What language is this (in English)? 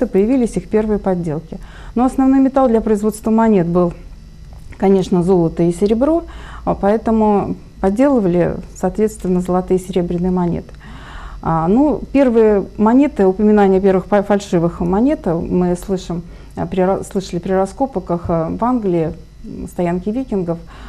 Russian